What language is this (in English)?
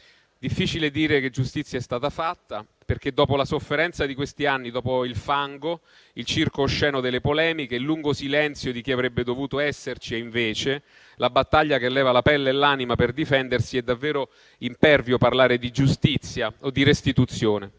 Italian